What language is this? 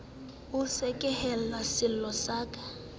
Southern Sotho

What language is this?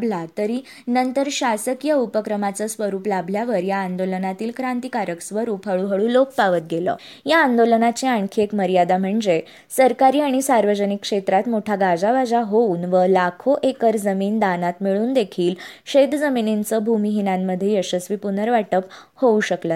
Marathi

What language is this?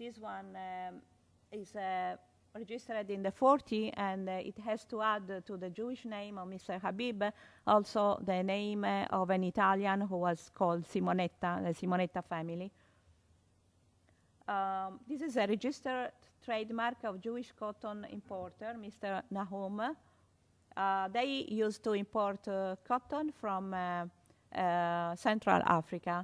English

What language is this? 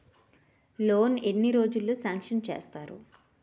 Telugu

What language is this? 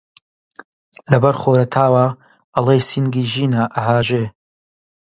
Central Kurdish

